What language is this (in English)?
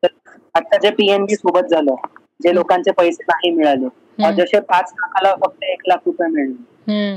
Marathi